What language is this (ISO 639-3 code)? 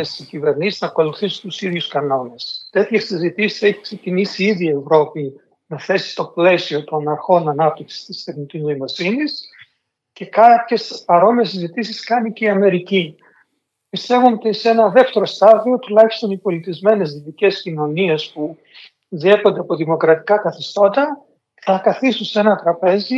ell